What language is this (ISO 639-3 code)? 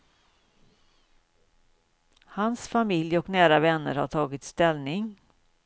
swe